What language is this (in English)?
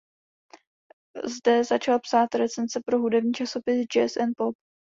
Czech